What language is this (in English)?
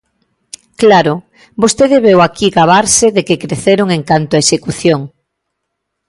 Galician